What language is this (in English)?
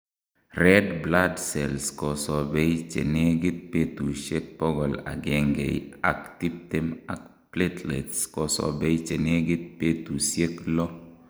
Kalenjin